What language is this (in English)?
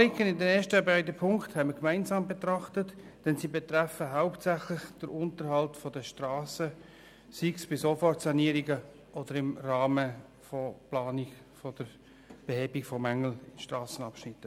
Swiss German